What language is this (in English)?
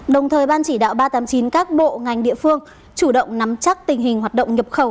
Vietnamese